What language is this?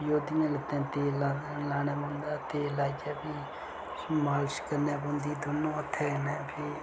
Dogri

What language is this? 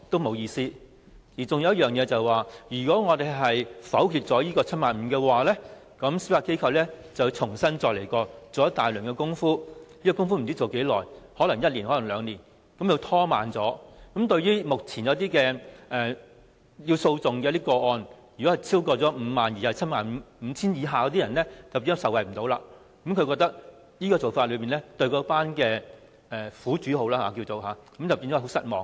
Cantonese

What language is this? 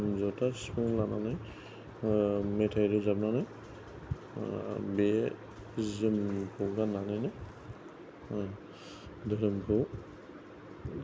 Bodo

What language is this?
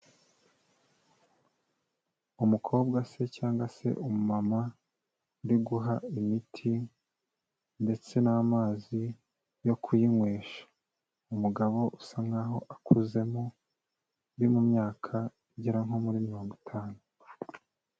Kinyarwanda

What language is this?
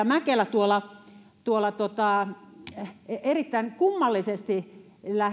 Finnish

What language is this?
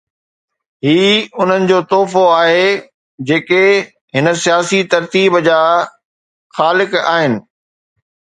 Sindhi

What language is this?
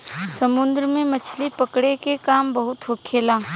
Bhojpuri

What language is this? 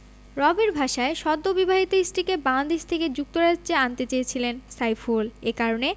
Bangla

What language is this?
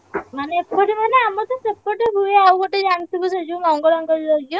Odia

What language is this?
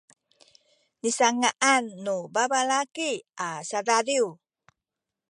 Sakizaya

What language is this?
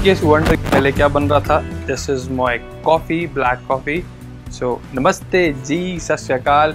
Dutch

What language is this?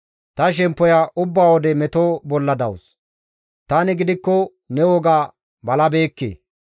Gamo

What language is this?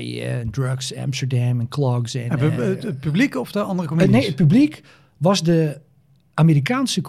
Dutch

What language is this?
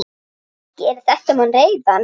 Icelandic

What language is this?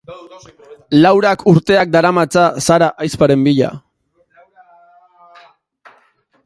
Basque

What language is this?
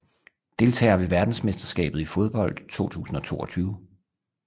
Danish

